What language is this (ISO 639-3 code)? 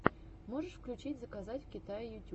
rus